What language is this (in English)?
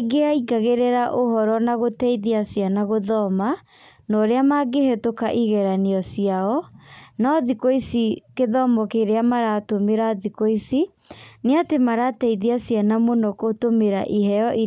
Kikuyu